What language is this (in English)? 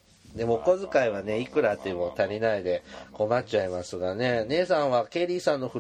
Japanese